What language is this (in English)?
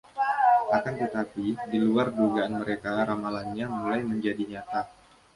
Indonesian